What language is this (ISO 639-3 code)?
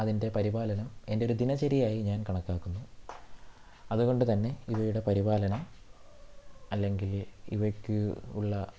mal